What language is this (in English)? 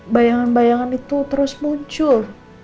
Indonesian